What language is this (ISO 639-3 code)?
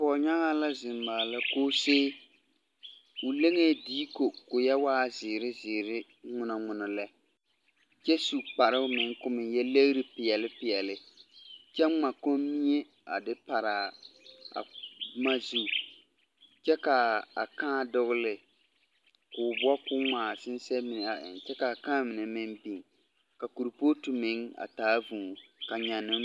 dga